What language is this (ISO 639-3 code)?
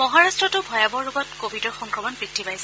asm